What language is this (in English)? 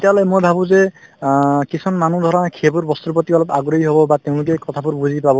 Assamese